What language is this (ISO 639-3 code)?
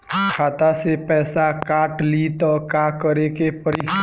bho